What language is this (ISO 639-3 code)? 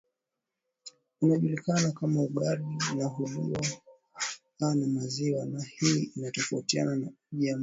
swa